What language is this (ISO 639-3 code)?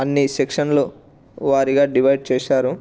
tel